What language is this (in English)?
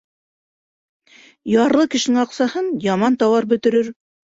Bashkir